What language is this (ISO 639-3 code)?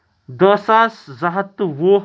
kas